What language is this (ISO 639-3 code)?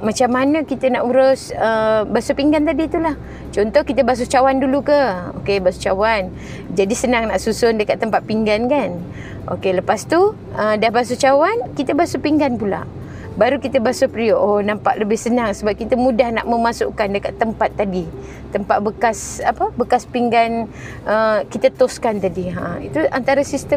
msa